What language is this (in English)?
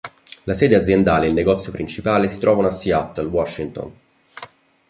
Italian